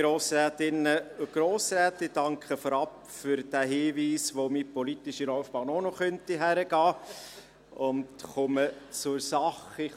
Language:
Swiss German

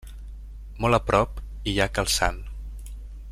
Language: Catalan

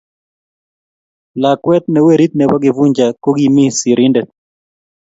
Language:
Kalenjin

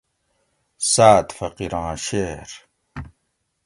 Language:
Gawri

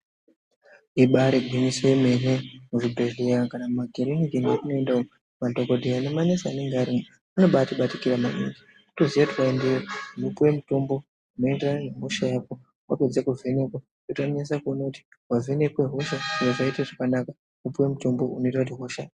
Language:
Ndau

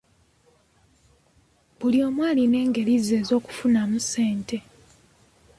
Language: Ganda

